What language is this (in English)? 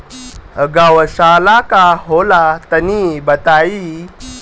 Bhojpuri